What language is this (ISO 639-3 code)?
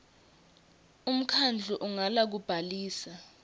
ssw